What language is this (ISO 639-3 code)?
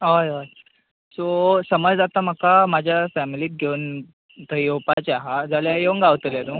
kok